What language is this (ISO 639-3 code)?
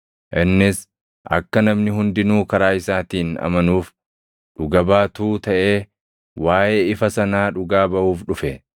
orm